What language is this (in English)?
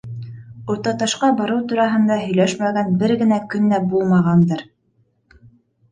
Bashkir